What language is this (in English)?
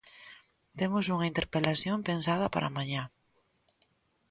Galician